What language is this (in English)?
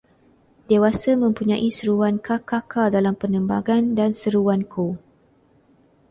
Malay